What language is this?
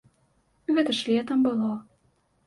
Belarusian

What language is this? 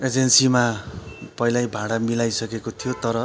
Nepali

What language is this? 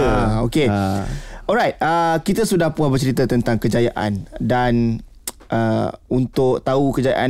Malay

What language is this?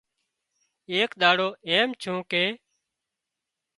Wadiyara Koli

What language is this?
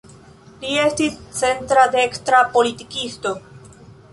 Esperanto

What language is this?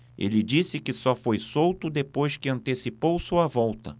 Portuguese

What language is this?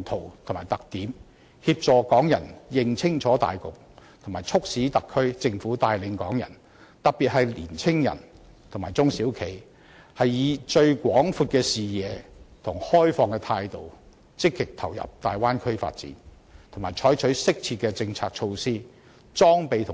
Cantonese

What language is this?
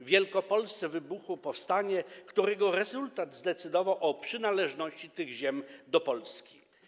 Polish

